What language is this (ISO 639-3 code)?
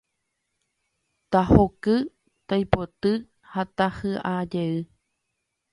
grn